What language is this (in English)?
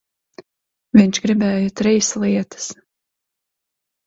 Latvian